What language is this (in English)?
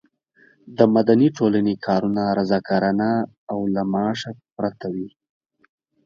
Pashto